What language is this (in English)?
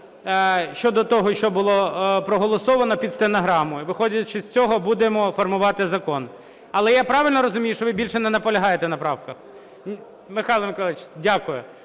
Ukrainian